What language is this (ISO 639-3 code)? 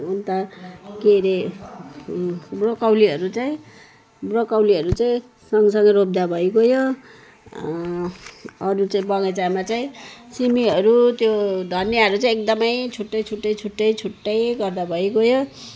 nep